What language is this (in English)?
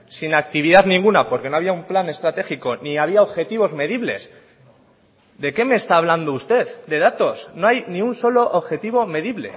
Spanish